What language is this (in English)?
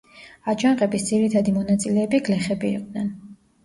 Georgian